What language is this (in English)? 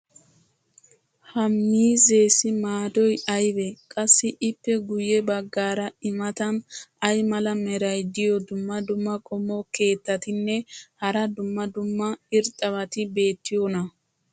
Wolaytta